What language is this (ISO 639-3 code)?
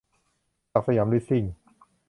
tha